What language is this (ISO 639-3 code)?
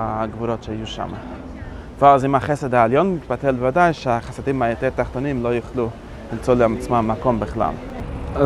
heb